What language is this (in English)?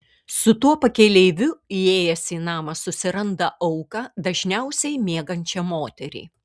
Lithuanian